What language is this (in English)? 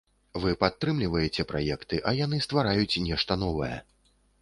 Belarusian